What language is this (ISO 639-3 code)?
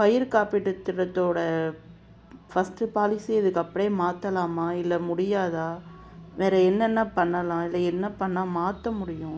tam